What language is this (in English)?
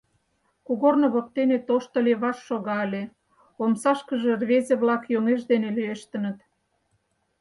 Mari